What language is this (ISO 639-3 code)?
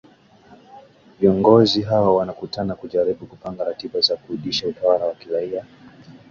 swa